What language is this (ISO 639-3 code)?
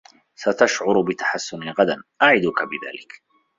ara